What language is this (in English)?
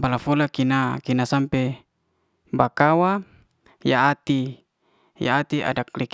Liana-Seti